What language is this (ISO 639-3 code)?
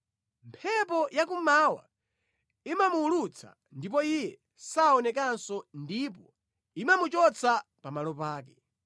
nya